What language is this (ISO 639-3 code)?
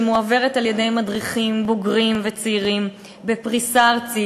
heb